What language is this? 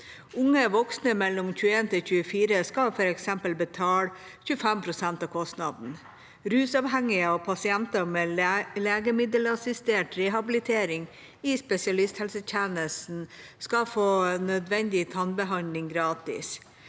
Norwegian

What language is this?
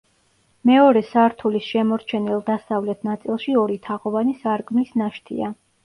Georgian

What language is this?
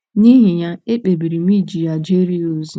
Igbo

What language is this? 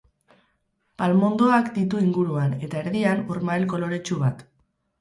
Basque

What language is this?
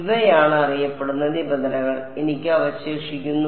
Malayalam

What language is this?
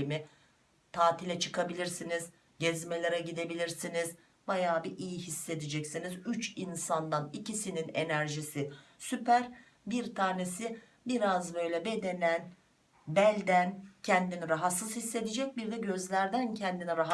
Turkish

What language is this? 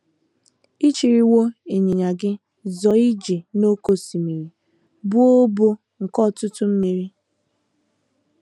Igbo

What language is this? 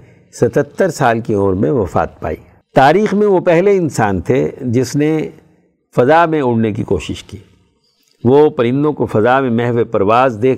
Urdu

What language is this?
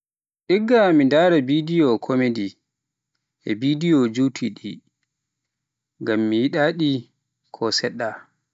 Pular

